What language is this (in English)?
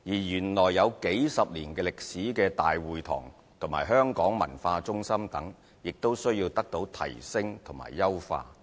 Cantonese